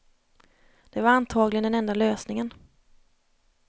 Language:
Swedish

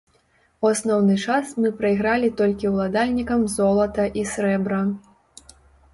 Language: Belarusian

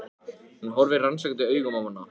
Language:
Icelandic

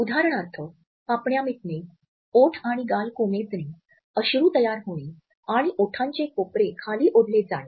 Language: Marathi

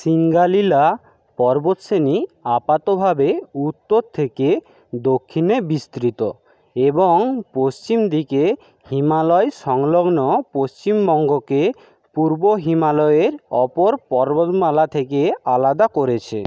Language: Bangla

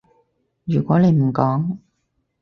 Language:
Cantonese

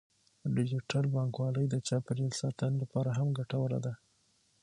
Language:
Pashto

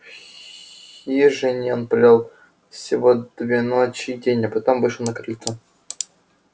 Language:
Russian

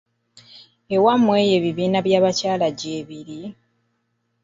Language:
Ganda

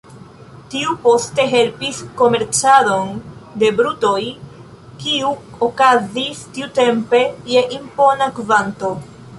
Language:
Esperanto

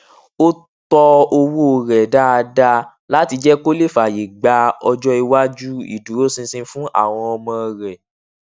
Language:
Yoruba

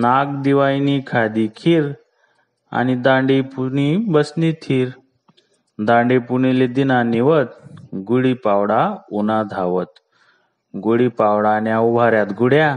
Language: Marathi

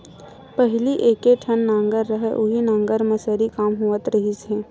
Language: Chhattisgarhi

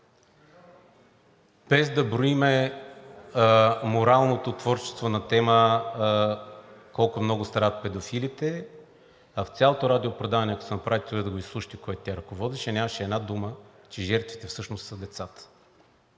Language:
Bulgarian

